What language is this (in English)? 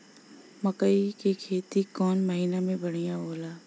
Bhojpuri